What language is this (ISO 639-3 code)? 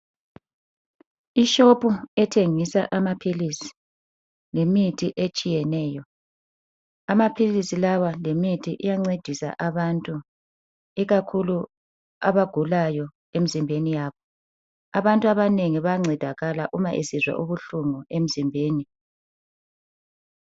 nde